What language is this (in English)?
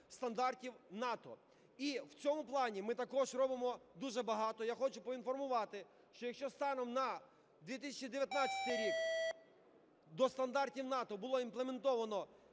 Ukrainian